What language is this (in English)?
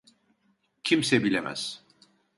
Turkish